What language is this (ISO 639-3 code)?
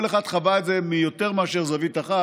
heb